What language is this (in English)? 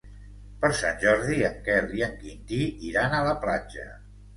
Catalan